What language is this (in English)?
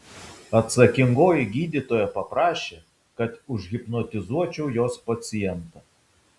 Lithuanian